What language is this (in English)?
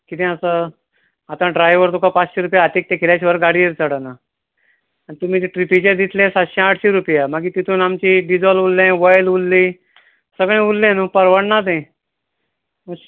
Konkani